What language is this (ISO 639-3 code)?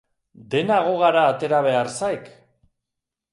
eus